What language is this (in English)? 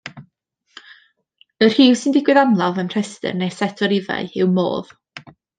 Welsh